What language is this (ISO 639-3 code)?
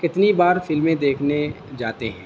urd